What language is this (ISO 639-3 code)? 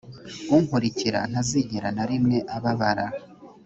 kin